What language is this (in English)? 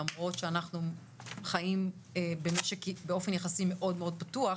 Hebrew